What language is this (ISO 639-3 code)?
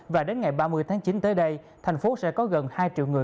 vie